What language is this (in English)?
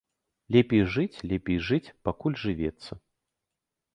Belarusian